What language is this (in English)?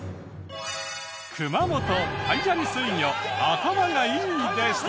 Japanese